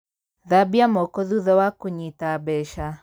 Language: Kikuyu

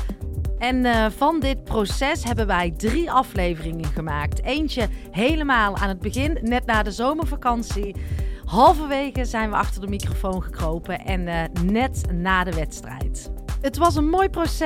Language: Dutch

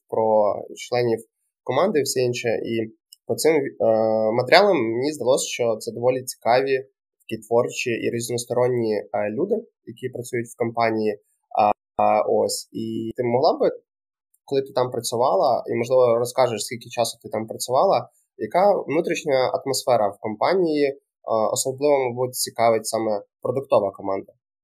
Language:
Ukrainian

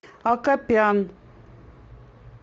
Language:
Russian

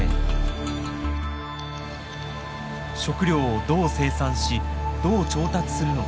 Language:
Japanese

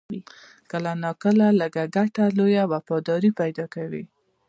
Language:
Pashto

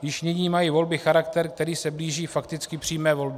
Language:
Czech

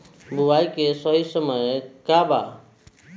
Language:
Bhojpuri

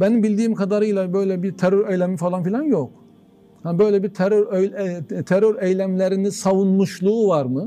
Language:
Turkish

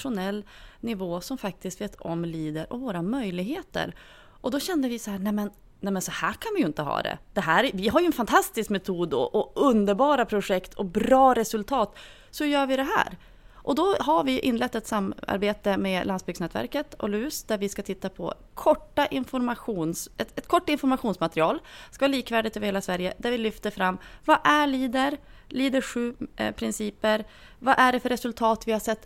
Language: Swedish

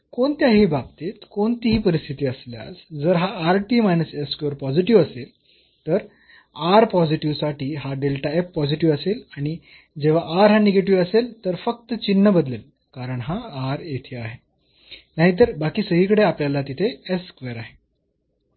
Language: Marathi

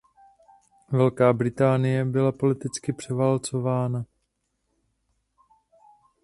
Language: Czech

